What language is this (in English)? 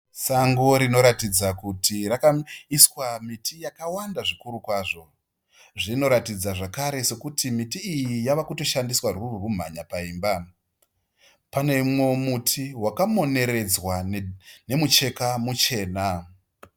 Shona